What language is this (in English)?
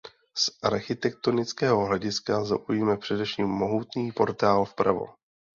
Czech